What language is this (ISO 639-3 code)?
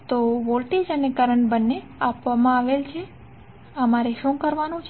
guj